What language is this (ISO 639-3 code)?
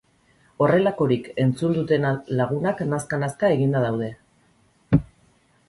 eus